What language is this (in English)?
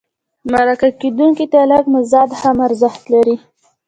Pashto